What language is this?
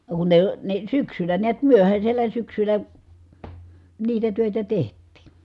Finnish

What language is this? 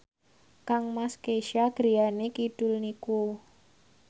Javanese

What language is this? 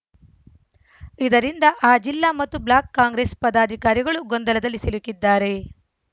Kannada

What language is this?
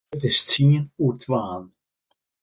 Western Frisian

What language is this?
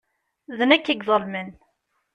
Kabyle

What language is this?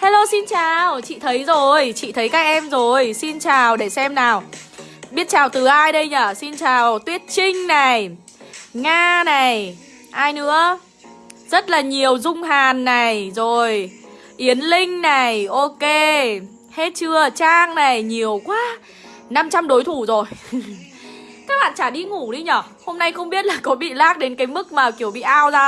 Vietnamese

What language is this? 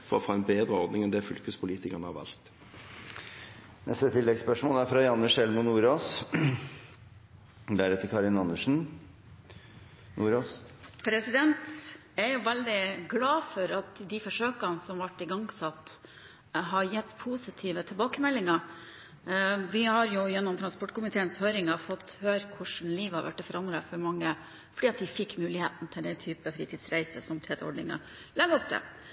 Norwegian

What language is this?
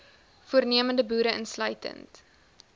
Afrikaans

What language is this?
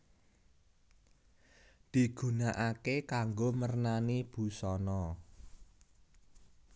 Javanese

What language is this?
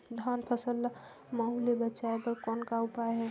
Chhattisgarhi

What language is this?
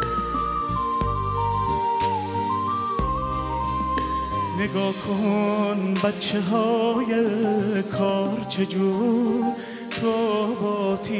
Persian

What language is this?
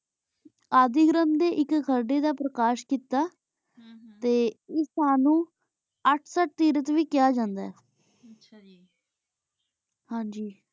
Punjabi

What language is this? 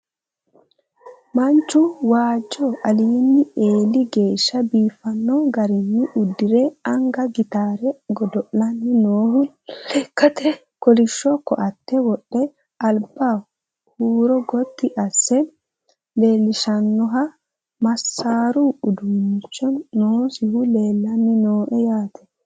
Sidamo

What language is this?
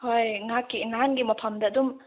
Manipuri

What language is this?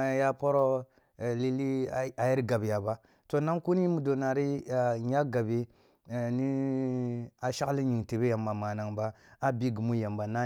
Kulung (Nigeria)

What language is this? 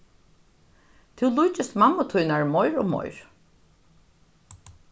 Faroese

